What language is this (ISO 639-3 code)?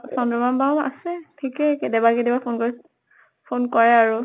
asm